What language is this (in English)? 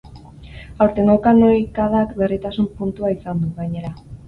Basque